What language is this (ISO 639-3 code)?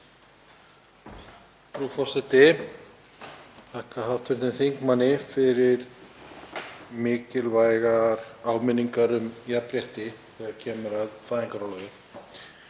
isl